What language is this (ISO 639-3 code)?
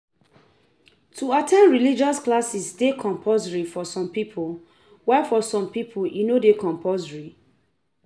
pcm